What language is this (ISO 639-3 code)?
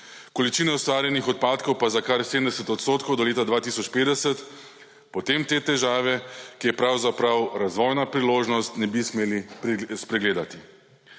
slv